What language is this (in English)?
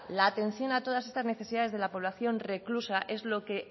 Spanish